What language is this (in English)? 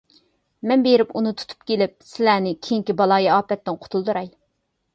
Uyghur